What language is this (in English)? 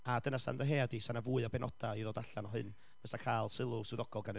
Welsh